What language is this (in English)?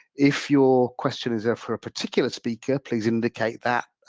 English